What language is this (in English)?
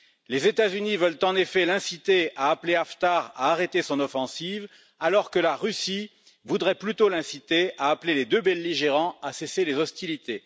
French